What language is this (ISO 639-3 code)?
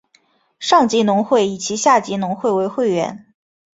zho